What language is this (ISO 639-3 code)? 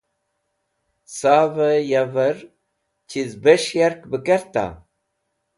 wbl